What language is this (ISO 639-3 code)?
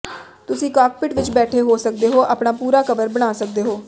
pan